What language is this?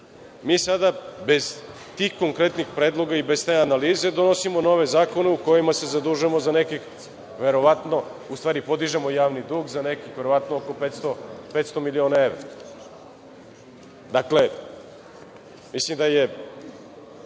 Serbian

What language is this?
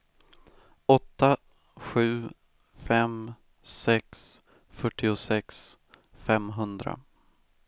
Swedish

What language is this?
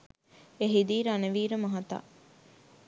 Sinhala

